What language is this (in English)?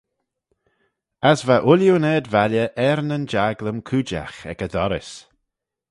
Manx